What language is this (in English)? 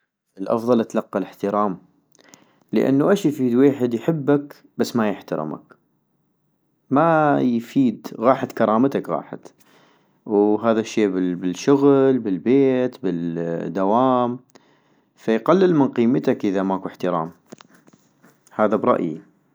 North Mesopotamian Arabic